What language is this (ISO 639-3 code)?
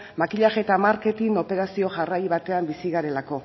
eus